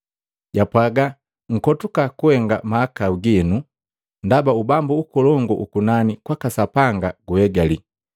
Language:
Matengo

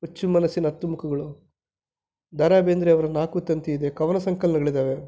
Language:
Kannada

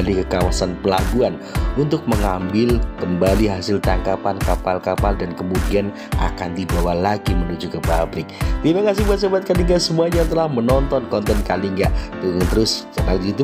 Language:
Indonesian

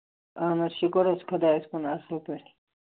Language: Kashmiri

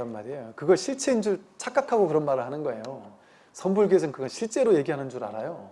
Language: Korean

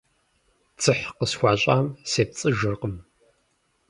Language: Kabardian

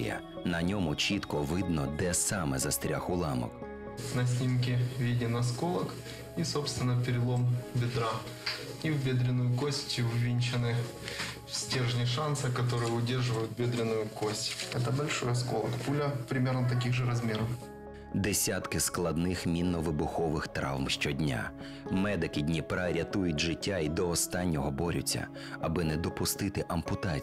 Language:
Ukrainian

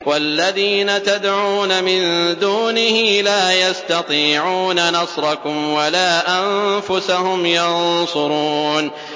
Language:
Arabic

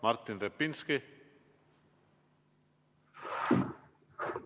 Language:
Estonian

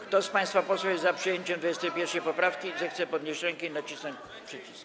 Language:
Polish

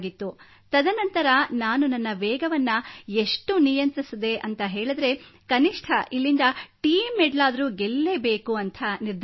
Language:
Kannada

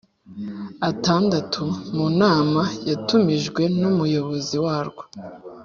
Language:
Kinyarwanda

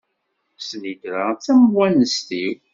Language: Kabyle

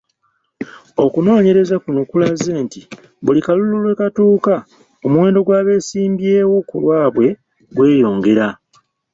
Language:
Ganda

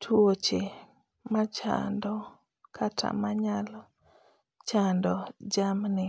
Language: Luo (Kenya and Tanzania)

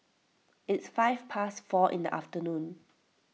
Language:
English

